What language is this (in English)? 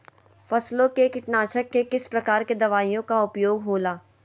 Magahi